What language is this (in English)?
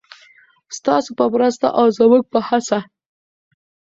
Pashto